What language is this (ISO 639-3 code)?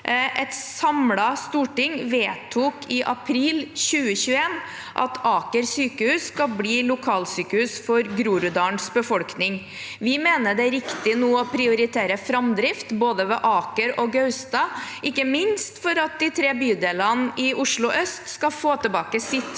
nor